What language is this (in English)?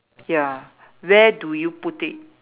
English